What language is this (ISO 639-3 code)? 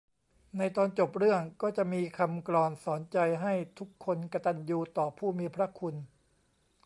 tha